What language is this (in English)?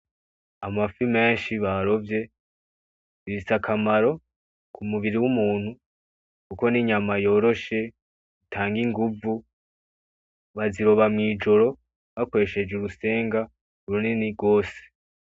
Rundi